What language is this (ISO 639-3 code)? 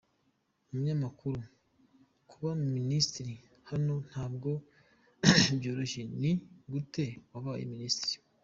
kin